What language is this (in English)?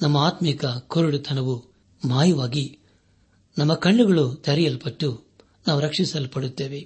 Kannada